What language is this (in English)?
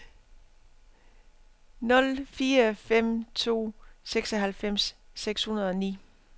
Danish